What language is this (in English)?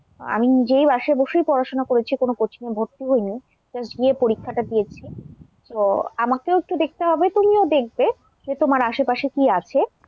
Bangla